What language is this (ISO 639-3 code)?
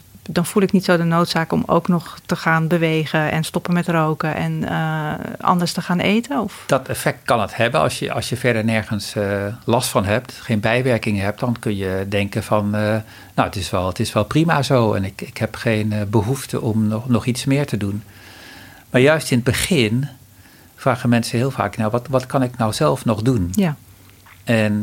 nld